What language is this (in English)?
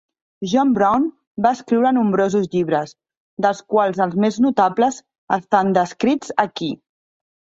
Catalan